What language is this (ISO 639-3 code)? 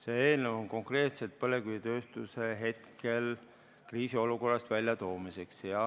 est